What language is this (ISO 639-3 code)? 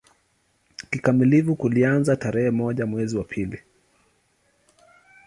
swa